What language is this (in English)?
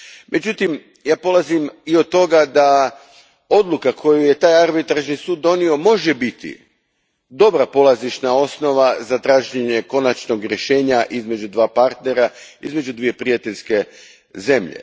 Croatian